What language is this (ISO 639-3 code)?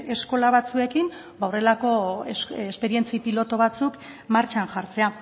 eus